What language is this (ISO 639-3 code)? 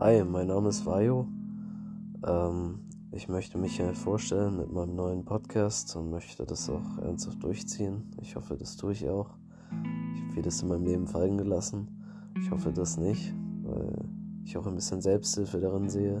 deu